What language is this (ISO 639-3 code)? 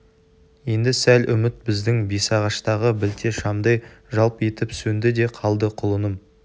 kaz